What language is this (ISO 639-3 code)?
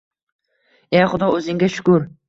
uzb